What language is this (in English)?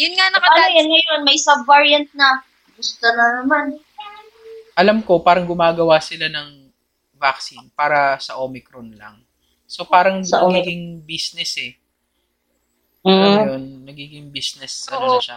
Filipino